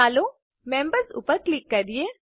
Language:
Gujarati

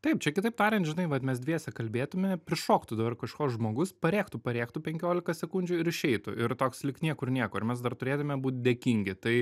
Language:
Lithuanian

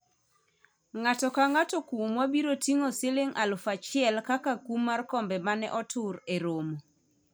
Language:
Luo (Kenya and Tanzania)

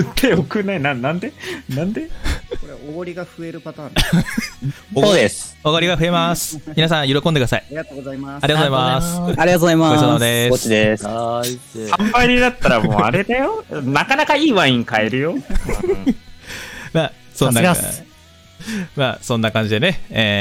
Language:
Japanese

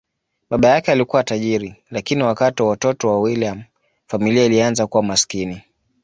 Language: Swahili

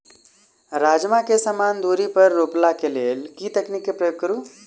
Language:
Maithili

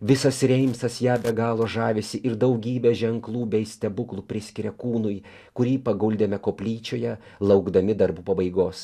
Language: Lithuanian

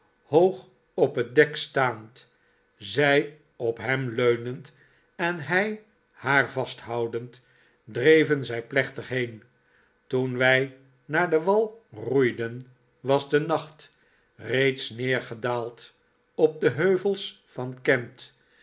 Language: Dutch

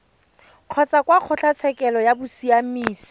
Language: Tswana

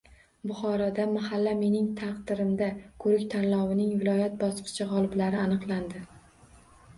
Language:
Uzbek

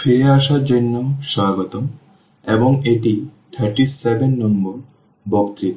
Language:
Bangla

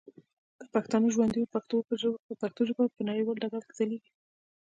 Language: Pashto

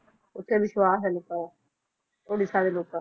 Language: Punjabi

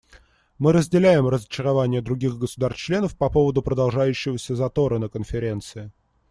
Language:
Russian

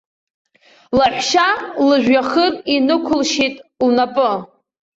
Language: Abkhazian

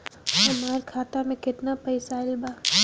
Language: Bhojpuri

